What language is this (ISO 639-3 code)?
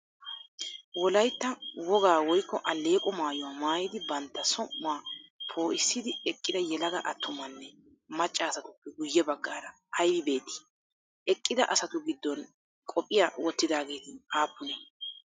wal